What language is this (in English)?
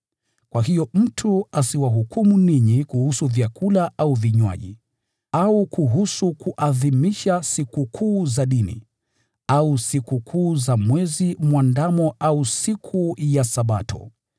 Swahili